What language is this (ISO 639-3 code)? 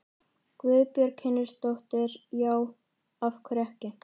isl